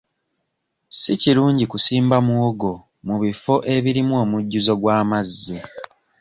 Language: Ganda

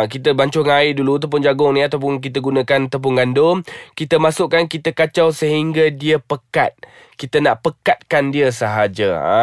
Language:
Malay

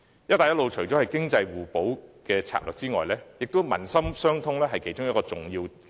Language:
Cantonese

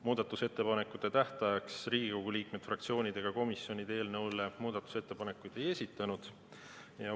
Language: Estonian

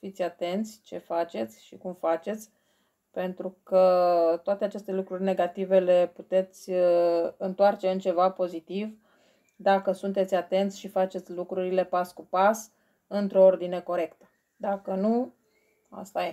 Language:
Romanian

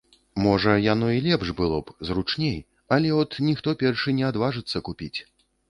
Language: Belarusian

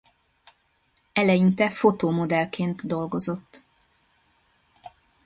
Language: Hungarian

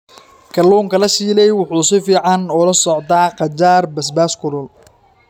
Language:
Somali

